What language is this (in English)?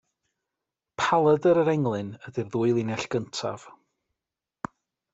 Welsh